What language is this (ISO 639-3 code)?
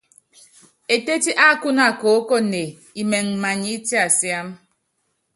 yav